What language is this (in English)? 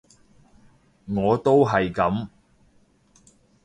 Cantonese